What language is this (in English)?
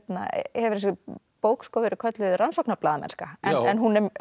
Icelandic